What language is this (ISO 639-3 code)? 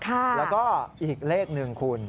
tha